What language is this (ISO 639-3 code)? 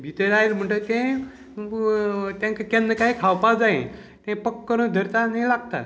kok